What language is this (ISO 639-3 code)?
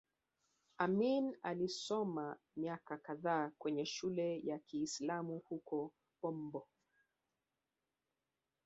swa